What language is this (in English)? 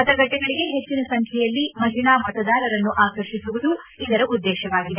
Kannada